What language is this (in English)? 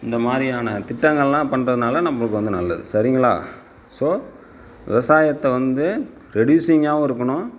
Tamil